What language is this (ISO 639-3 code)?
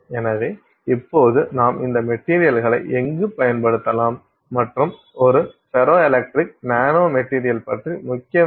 tam